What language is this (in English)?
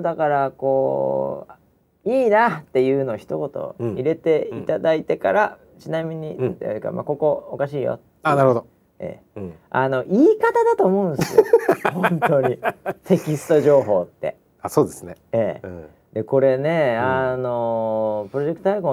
Japanese